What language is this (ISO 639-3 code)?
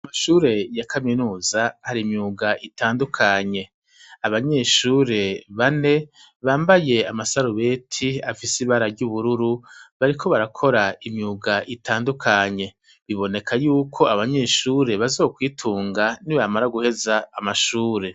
run